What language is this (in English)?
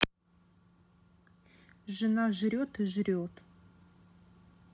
Russian